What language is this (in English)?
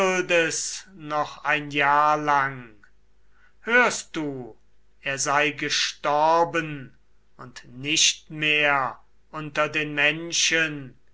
German